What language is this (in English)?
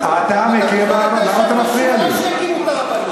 Hebrew